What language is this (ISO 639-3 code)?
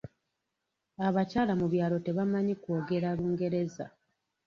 lug